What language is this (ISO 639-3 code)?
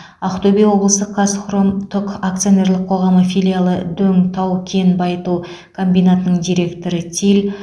kaz